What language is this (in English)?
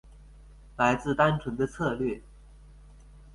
Chinese